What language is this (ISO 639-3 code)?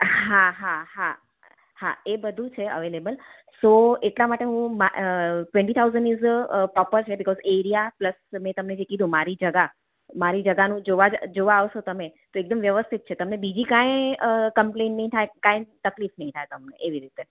guj